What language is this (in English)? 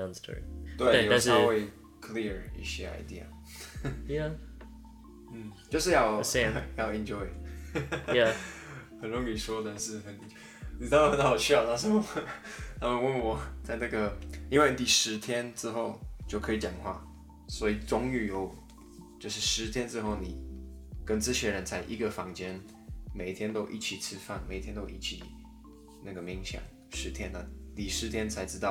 Chinese